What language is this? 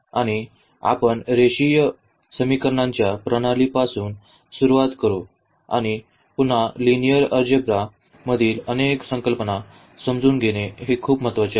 Marathi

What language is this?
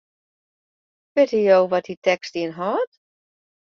Western Frisian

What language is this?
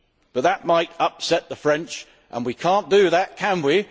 English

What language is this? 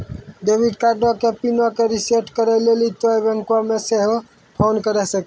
Maithili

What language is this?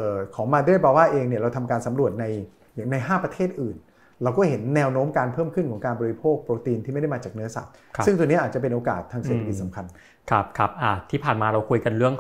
Thai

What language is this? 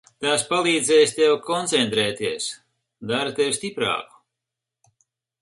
Latvian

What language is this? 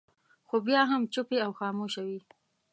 Pashto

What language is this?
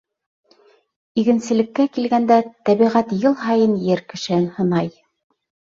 Bashkir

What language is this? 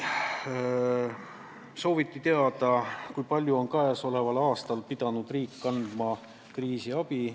Estonian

